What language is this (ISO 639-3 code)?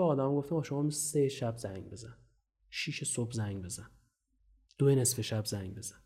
fas